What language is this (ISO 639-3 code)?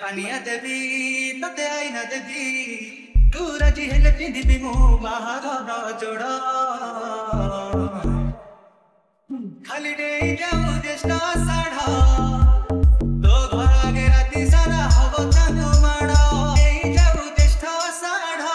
ara